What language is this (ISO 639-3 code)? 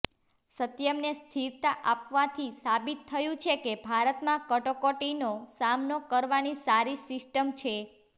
guj